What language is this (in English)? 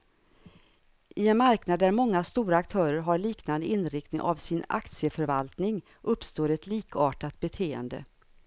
Swedish